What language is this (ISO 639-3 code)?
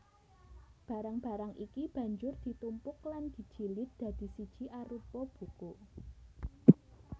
jav